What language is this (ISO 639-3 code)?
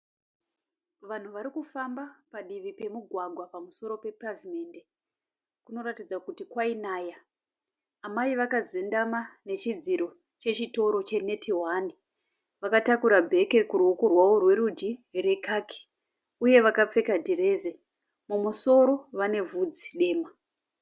sna